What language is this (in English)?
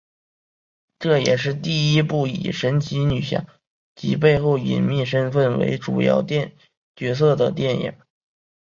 Chinese